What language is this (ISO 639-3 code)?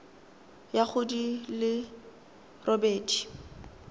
tsn